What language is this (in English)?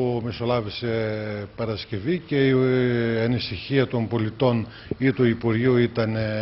Greek